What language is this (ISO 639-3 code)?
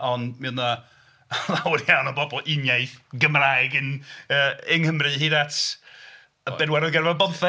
cym